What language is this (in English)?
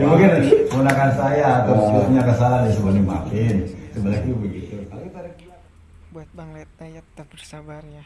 Indonesian